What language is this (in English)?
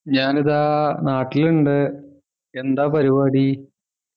Malayalam